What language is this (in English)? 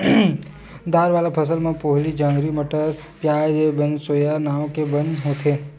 Chhattisgarhi